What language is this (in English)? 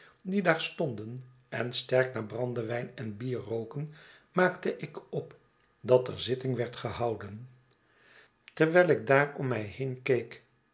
Dutch